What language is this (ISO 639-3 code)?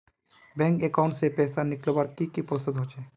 mag